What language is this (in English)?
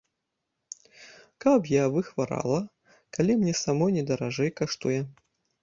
Belarusian